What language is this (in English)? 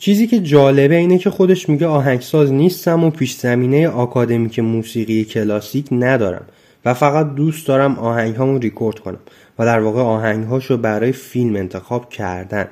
Persian